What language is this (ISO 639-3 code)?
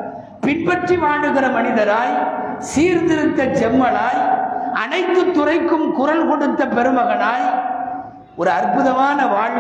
tam